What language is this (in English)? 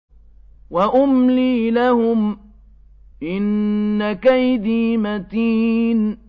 Arabic